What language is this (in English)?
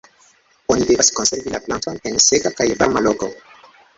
Esperanto